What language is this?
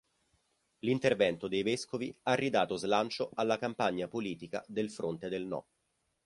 Italian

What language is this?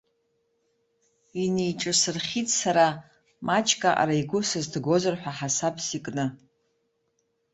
Abkhazian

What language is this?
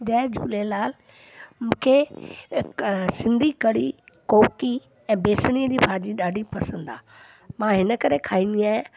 Sindhi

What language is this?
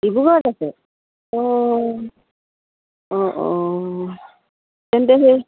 Assamese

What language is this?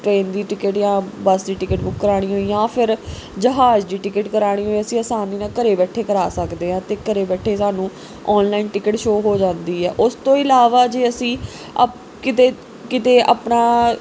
Punjabi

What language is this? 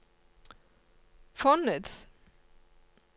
Norwegian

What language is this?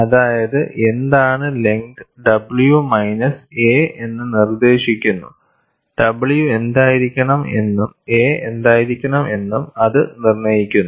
Malayalam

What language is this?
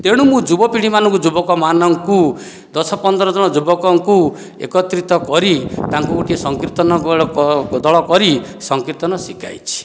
Odia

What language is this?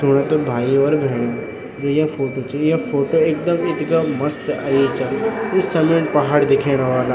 Garhwali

